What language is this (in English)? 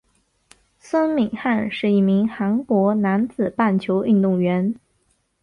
Chinese